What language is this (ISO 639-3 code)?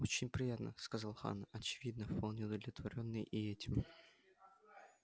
rus